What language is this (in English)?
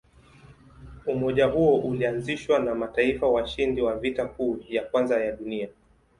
Swahili